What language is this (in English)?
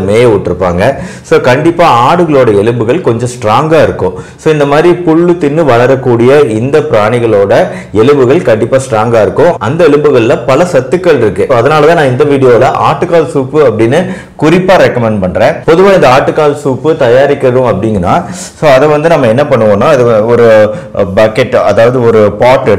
Indonesian